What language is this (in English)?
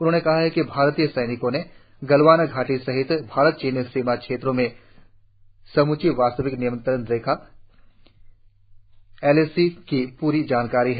Hindi